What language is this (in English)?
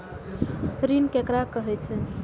Maithili